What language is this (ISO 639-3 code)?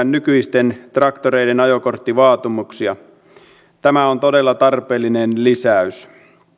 fin